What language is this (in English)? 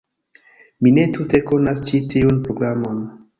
Esperanto